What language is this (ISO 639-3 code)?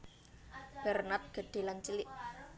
jav